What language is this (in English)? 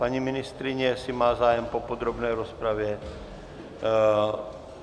Czech